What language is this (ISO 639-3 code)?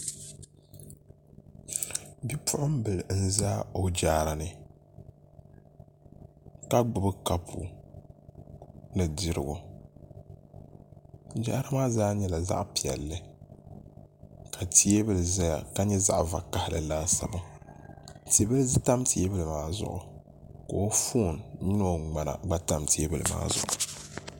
dag